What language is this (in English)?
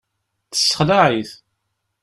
Kabyle